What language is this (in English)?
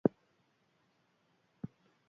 Basque